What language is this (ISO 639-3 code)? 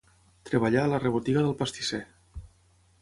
cat